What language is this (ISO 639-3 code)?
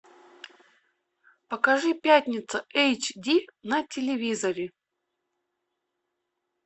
rus